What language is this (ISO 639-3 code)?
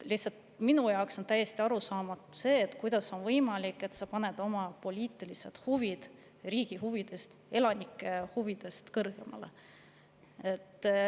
est